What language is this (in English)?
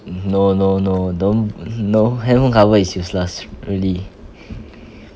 English